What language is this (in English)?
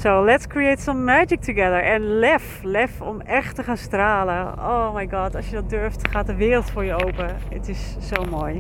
Dutch